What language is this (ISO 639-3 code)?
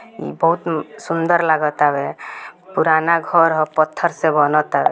bho